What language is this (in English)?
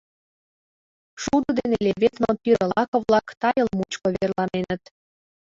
Mari